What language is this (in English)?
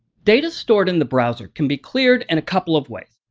English